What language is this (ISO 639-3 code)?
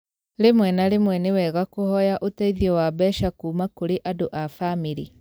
kik